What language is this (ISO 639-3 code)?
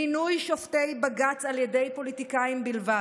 heb